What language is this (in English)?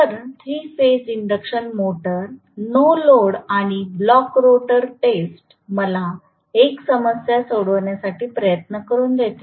Marathi